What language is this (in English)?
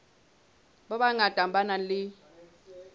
Southern Sotho